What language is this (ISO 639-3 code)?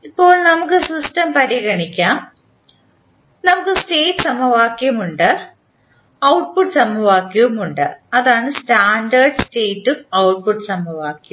mal